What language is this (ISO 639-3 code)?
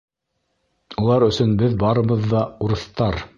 bak